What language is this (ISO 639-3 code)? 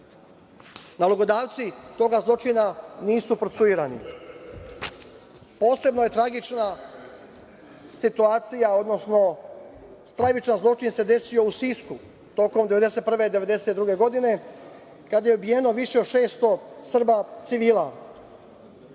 srp